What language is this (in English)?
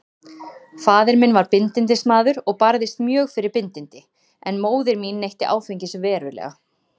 Icelandic